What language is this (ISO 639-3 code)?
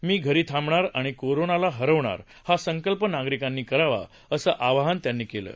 mar